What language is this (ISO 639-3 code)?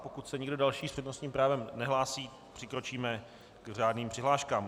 ces